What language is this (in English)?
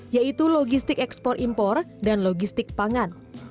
Indonesian